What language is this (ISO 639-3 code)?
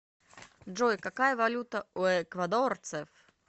rus